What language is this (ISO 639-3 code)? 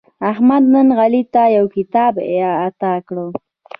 pus